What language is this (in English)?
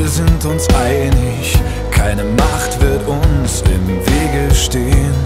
Latvian